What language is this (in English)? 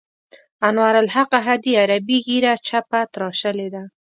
Pashto